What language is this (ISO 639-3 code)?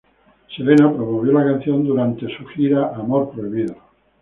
spa